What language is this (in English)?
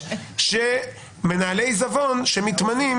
Hebrew